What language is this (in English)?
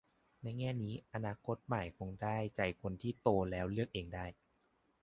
Thai